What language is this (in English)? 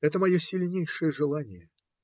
Russian